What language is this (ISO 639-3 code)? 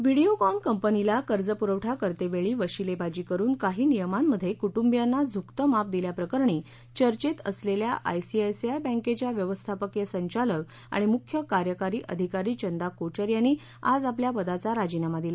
mar